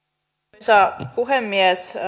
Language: Finnish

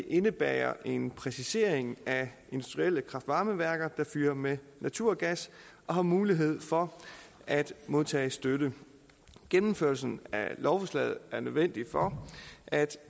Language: Danish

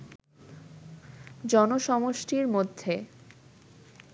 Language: Bangla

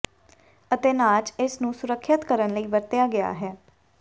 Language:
Punjabi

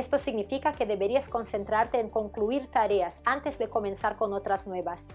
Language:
Spanish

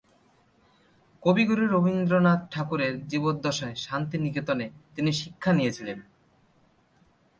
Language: Bangla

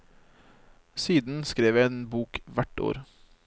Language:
Norwegian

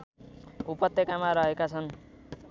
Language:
Nepali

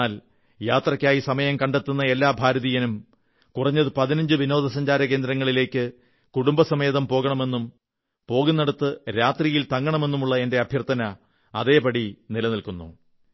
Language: Malayalam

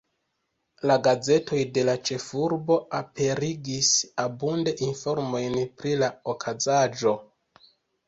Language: Esperanto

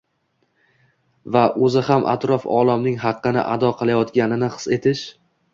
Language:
Uzbek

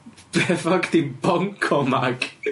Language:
Welsh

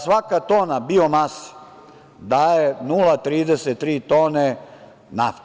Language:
Serbian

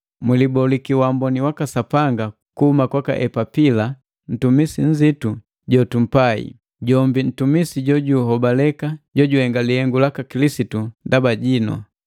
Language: Matengo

